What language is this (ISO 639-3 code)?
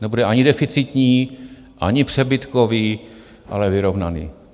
ces